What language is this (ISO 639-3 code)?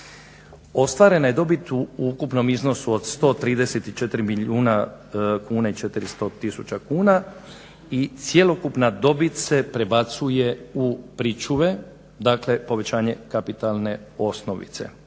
hrv